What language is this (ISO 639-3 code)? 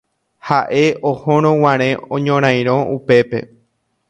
grn